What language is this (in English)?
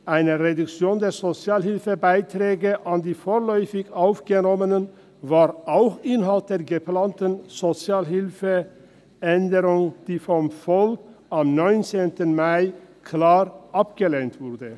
Swiss German